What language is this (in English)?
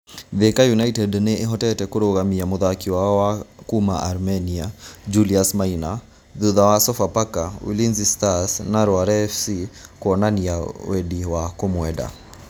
Kikuyu